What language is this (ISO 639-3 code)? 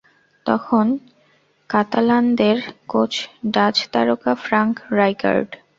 ben